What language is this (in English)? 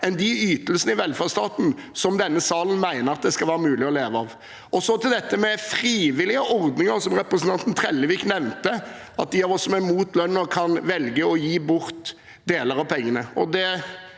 Norwegian